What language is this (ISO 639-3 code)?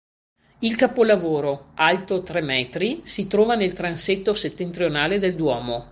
ita